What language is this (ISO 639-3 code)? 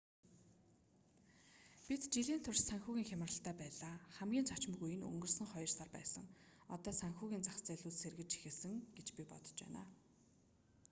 mon